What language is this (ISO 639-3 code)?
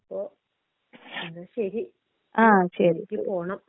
mal